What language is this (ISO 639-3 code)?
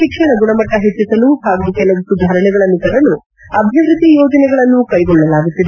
kan